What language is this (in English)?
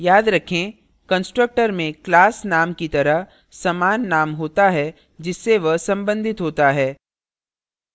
Hindi